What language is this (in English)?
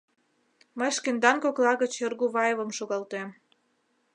Mari